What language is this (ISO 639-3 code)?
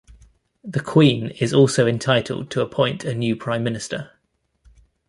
eng